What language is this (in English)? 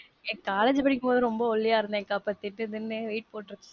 Tamil